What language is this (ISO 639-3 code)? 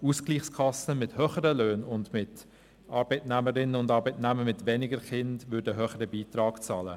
gsw